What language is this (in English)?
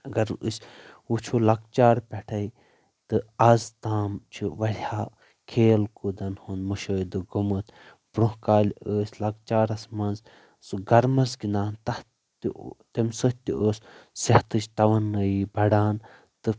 Kashmiri